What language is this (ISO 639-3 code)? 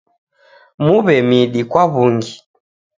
dav